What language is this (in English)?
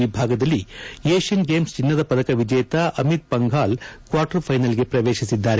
Kannada